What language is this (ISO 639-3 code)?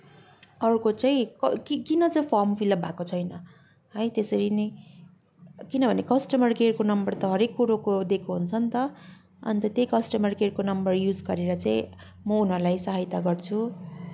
nep